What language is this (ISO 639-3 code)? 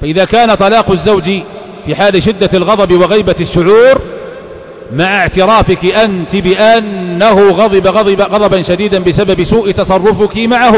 ara